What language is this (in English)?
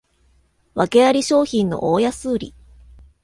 Japanese